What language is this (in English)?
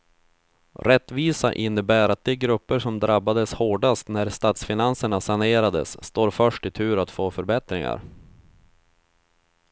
Swedish